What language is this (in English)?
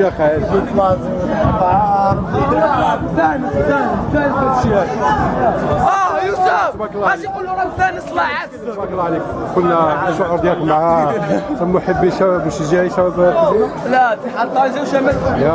Arabic